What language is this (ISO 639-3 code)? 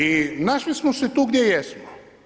hrv